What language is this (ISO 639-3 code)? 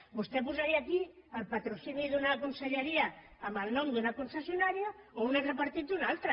cat